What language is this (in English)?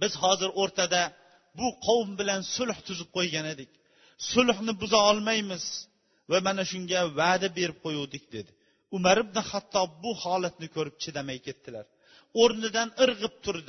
Bulgarian